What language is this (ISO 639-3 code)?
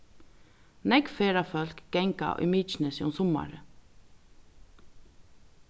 fao